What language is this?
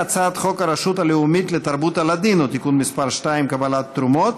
Hebrew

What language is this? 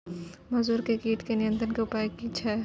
Maithili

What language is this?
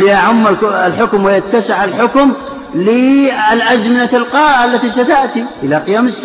Arabic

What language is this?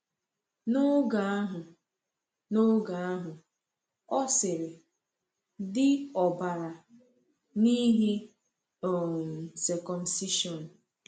Igbo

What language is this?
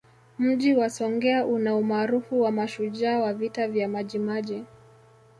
Swahili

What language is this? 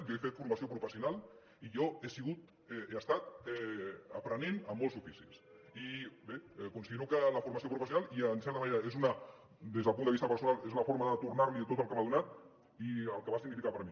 Catalan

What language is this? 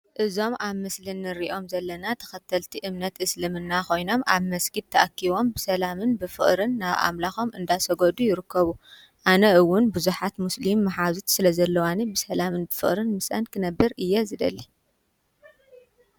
Tigrinya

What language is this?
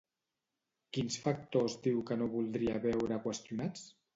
Catalan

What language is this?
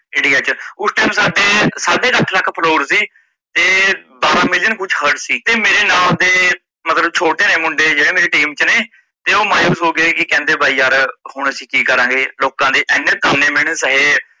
Punjabi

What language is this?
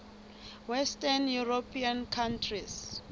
Southern Sotho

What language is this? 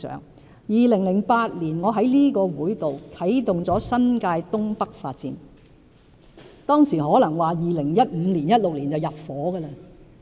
Cantonese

